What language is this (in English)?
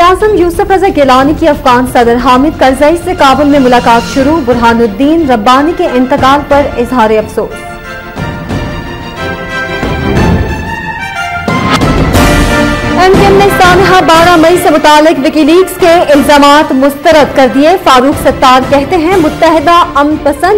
Hindi